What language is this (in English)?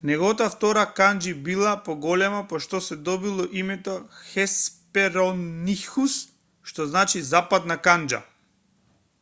Macedonian